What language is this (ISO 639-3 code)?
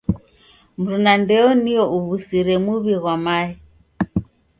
dav